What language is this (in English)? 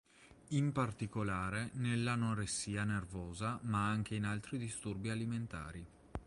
Italian